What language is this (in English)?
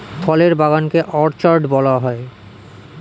Bangla